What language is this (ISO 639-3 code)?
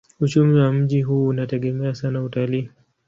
swa